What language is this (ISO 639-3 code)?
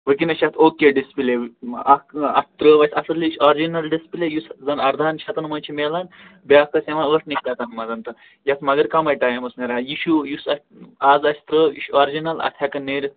kas